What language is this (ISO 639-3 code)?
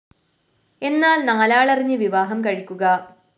mal